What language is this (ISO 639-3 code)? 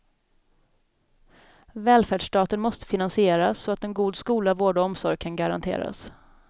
swe